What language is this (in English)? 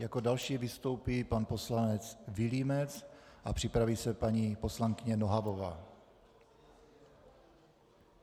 Czech